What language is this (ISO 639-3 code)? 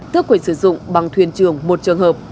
vie